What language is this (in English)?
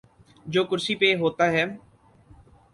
Urdu